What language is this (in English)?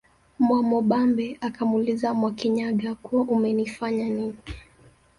Swahili